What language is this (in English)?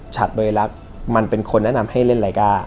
Thai